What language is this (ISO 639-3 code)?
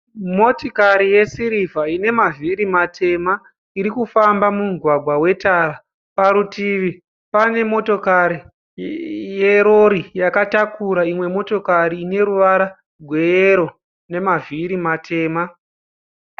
sna